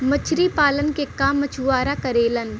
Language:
Bhojpuri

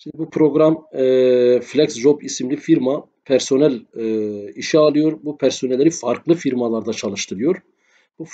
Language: Turkish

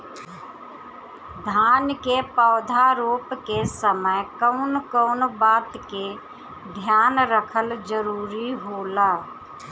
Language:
Bhojpuri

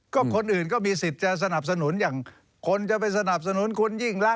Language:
Thai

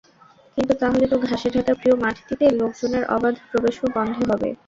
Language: Bangla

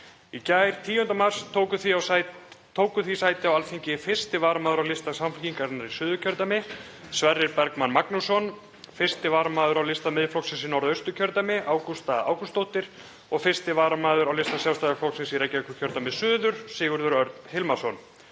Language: Icelandic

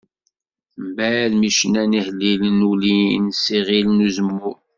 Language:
Kabyle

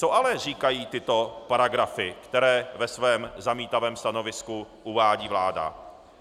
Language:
Czech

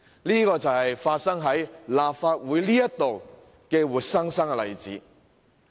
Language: Cantonese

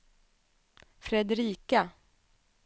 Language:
Swedish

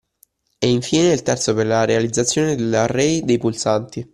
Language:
Italian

